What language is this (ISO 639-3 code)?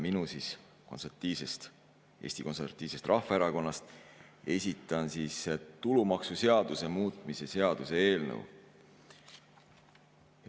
est